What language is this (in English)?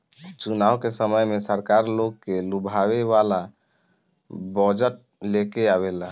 Bhojpuri